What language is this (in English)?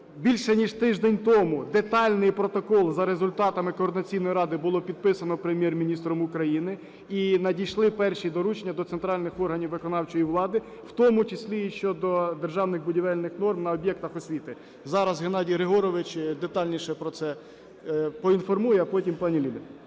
Ukrainian